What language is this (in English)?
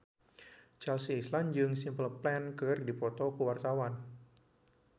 Sundanese